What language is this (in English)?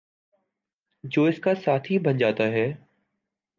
Urdu